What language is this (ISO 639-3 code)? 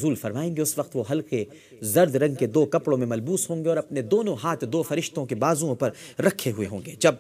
urd